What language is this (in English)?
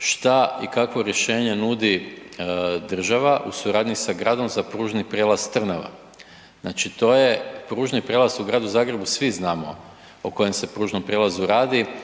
Croatian